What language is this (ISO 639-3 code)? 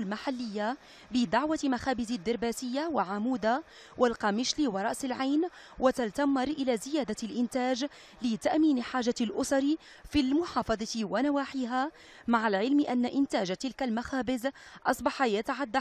ara